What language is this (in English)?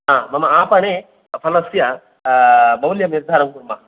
Sanskrit